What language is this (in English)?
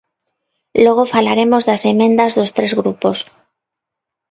Galician